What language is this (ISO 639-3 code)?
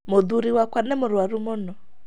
kik